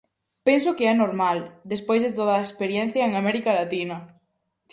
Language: Galician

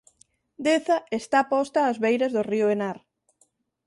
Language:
Galician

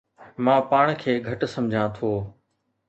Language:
Sindhi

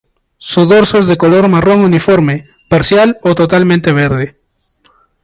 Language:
Spanish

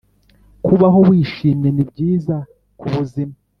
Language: Kinyarwanda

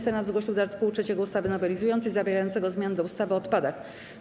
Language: Polish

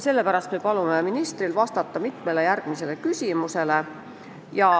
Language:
Estonian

